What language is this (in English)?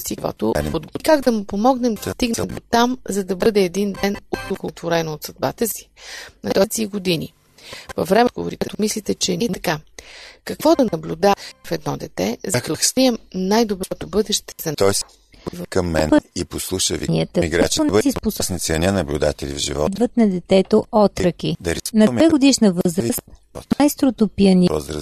Bulgarian